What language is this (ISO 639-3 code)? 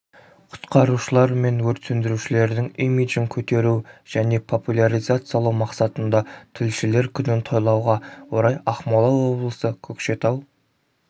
kaz